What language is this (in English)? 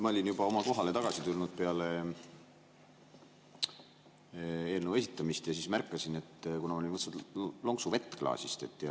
Estonian